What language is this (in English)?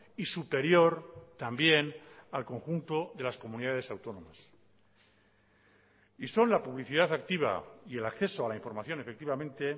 Spanish